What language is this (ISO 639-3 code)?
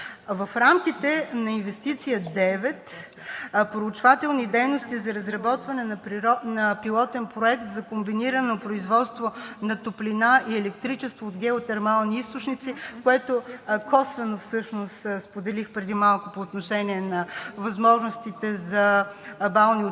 bul